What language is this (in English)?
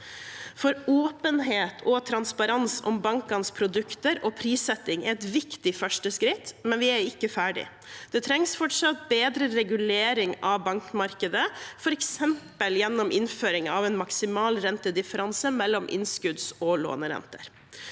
Norwegian